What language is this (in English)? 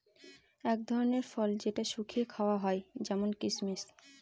Bangla